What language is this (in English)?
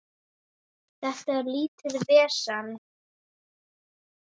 Icelandic